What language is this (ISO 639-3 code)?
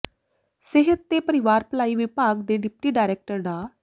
pan